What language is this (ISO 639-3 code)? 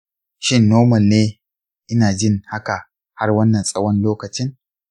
hau